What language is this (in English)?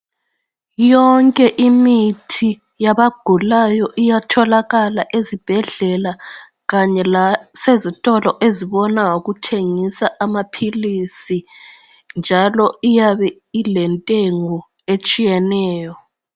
North Ndebele